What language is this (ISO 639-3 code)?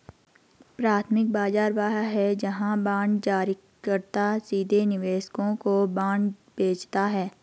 hin